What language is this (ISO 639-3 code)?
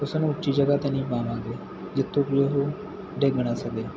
pan